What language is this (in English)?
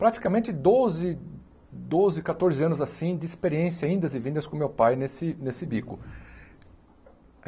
Portuguese